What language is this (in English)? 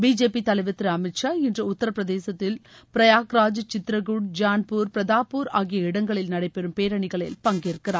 Tamil